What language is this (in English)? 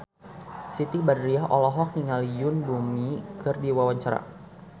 Sundanese